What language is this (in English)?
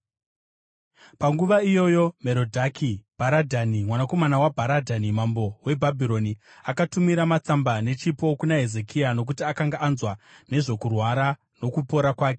Shona